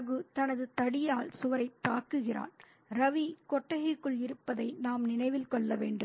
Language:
Tamil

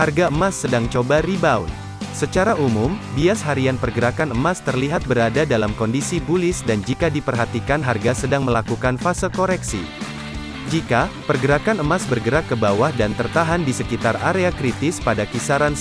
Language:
Indonesian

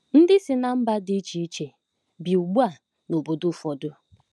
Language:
Igbo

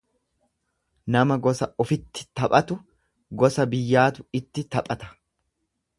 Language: Oromo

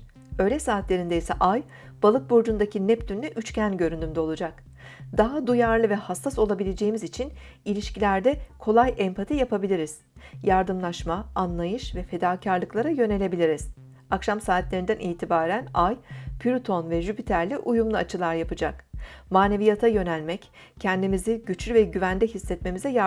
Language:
Turkish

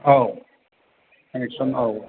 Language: Bodo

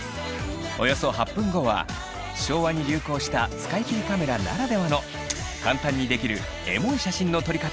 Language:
Japanese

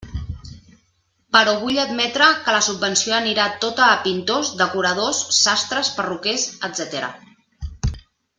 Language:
Catalan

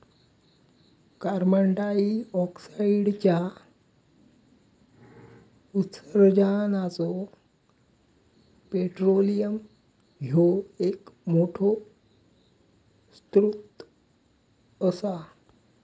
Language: Marathi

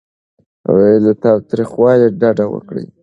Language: Pashto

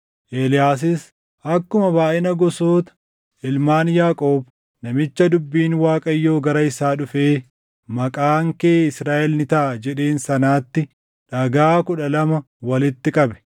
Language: Oromo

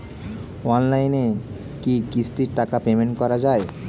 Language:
Bangla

